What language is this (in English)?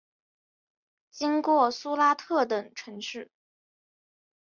Chinese